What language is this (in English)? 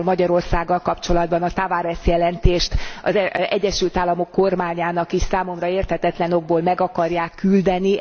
Hungarian